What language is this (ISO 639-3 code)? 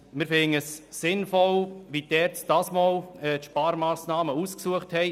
gsw